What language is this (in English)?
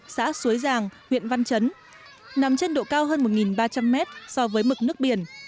Vietnamese